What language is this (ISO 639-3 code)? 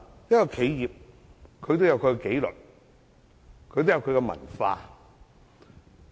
yue